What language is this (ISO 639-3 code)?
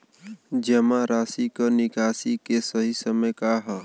bho